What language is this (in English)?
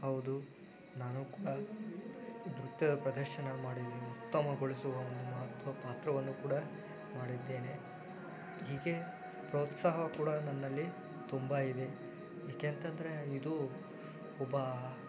Kannada